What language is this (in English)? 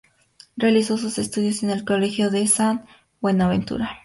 Spanish